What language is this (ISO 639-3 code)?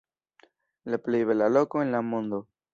epo